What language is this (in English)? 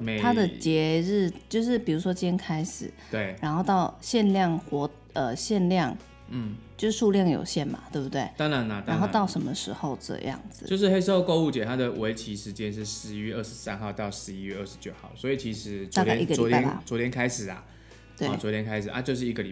Chinese